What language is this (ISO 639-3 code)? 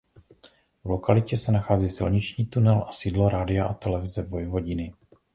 ces